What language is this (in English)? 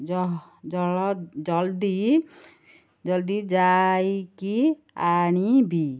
Odia